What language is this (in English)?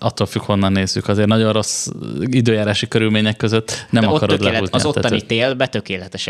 Hungarian